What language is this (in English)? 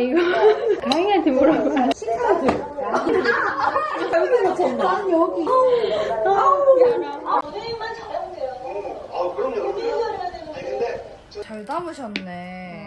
Korean